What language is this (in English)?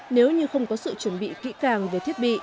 Vietnamese